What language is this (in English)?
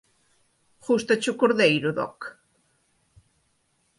Galician